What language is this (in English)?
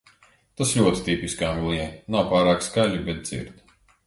Latvian